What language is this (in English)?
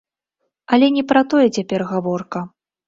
Belarusian